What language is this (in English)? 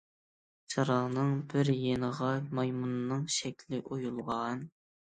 Uyghur